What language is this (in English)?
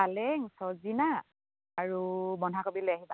Assamese